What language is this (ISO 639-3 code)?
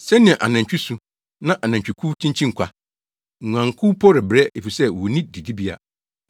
aka